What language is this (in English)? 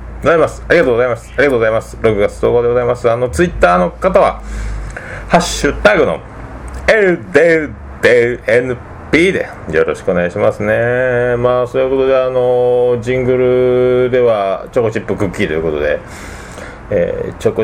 Japanese